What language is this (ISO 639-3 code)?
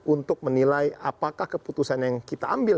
ind